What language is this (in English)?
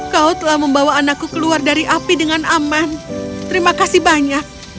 Indonesian